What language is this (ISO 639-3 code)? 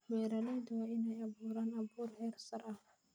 som